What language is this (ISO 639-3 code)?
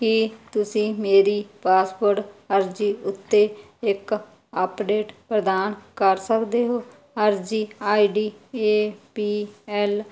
pan